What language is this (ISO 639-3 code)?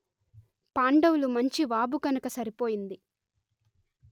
tel